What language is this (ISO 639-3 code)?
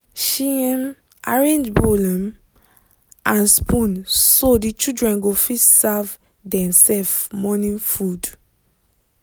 pcm